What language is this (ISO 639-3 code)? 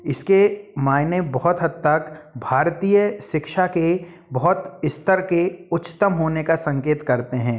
hin